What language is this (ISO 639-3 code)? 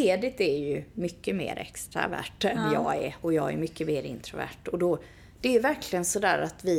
swe